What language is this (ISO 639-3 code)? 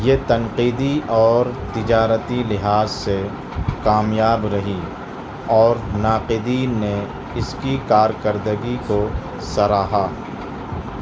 urd